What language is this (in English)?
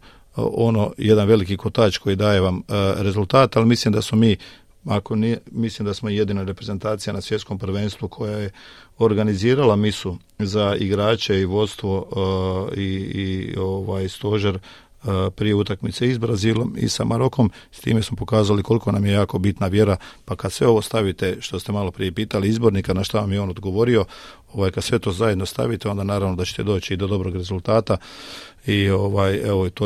Croatian